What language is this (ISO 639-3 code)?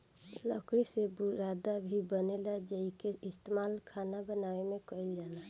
bho